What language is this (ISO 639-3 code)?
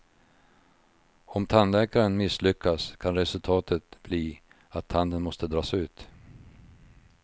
swe